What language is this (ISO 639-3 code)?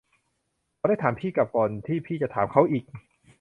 tha